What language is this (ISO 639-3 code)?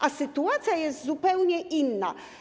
pol